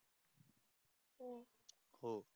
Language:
Marathi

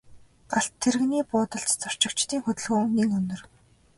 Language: Mongolian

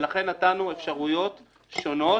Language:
Hebrew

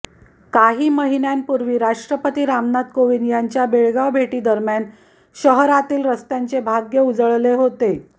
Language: Marathi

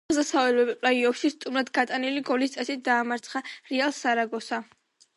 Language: Georgian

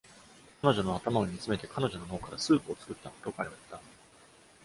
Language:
Japanese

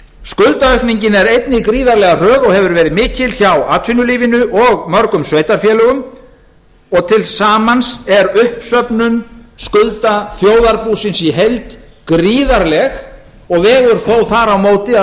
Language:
Icelandic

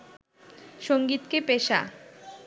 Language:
Bangla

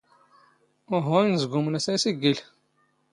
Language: Standard Moroccan Tamazight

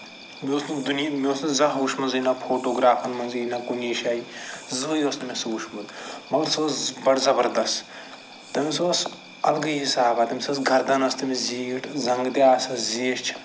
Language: Kashmiri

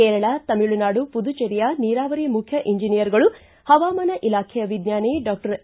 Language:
Kannada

